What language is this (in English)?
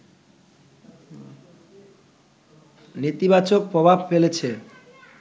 Bangla